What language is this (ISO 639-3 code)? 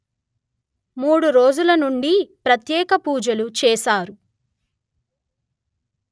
tel